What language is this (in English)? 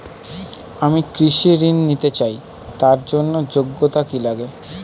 Bangla